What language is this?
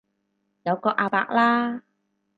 Cantonese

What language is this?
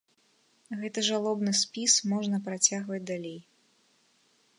Belarusian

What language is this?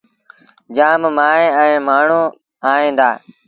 Sindhi Bhil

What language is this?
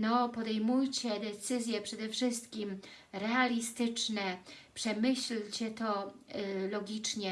Polish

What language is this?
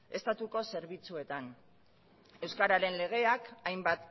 Basque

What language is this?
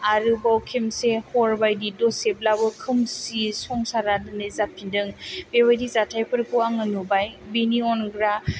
Bodo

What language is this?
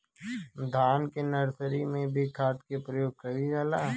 Bhojpuri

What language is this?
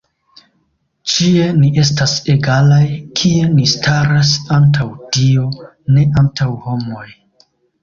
Esperanto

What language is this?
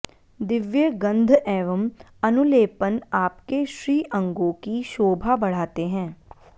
Sanskrit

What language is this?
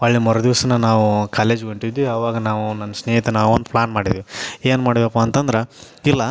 Kannada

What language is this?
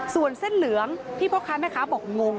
Thai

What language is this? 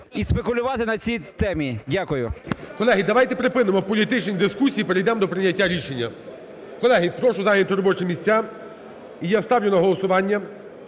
Ukrainian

